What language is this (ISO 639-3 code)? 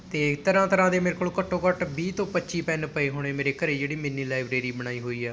pan